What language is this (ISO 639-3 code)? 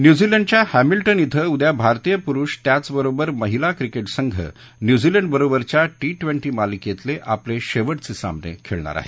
mar